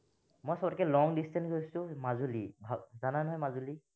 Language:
Assamese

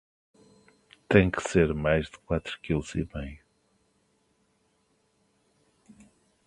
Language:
Portuguese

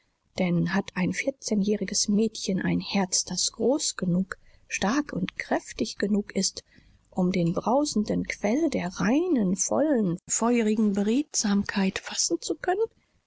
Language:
German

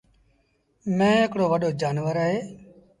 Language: Sindhi Bhil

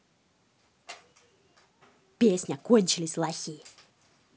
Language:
Russian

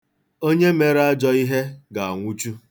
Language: Igbo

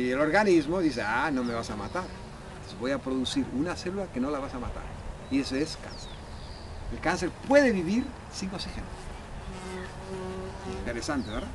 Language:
Spanish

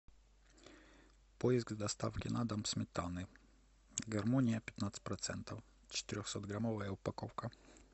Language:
Russian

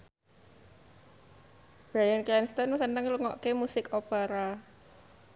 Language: Javanese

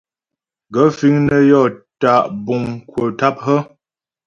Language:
Ghomala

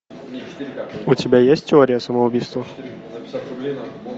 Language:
Russian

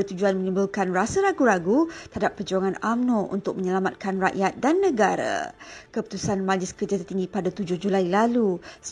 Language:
Malay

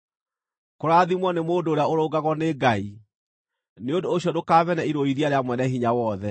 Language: Kikuyu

